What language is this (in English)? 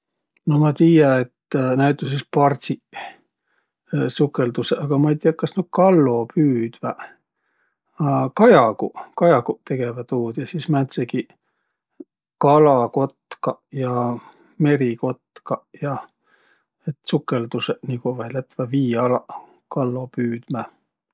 Võro